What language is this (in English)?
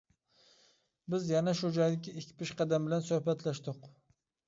Uyghur